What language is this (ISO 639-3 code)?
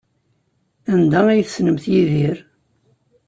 kab